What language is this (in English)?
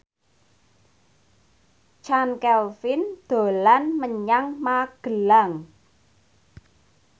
Javanese